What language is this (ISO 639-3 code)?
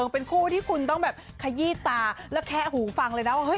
tha